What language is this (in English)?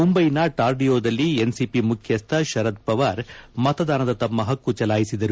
Kannada